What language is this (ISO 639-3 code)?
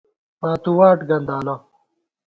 gwt